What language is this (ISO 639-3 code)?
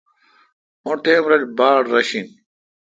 xka